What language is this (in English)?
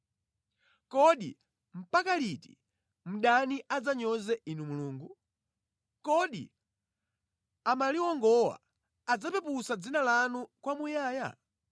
Nyanja